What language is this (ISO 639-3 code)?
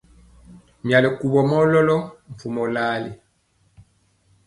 mcx